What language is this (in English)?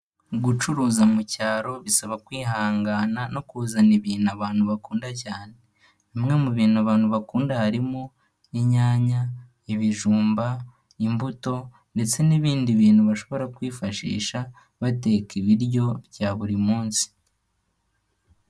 Kinyarwanda